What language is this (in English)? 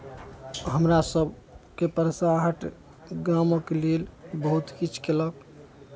Maithili